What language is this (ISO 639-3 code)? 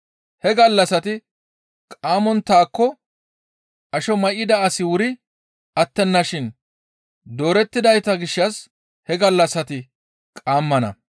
gmv